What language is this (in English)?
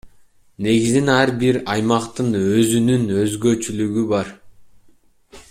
Kyrgyz